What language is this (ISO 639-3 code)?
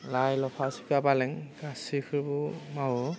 brx